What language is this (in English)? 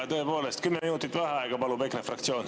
Estonian